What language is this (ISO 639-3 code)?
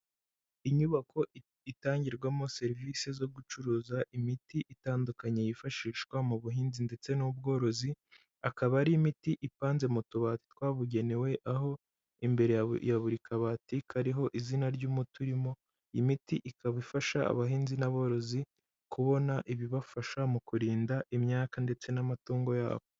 kin